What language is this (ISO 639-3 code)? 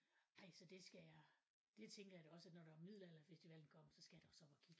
dan